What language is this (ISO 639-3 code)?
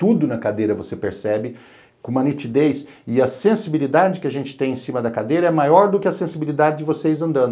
por